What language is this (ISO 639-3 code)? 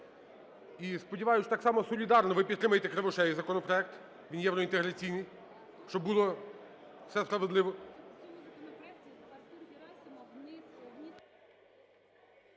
ukr